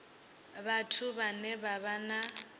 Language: Venda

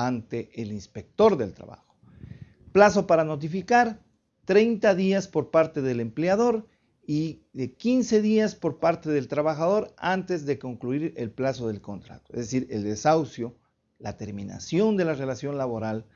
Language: Spanish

